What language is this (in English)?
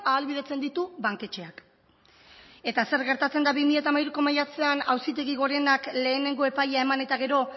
Basque